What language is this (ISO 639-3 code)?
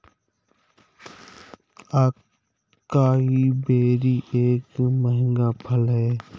hin